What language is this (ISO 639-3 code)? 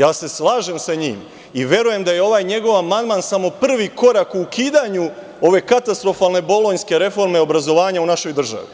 srp